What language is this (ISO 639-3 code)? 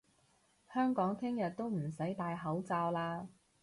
yue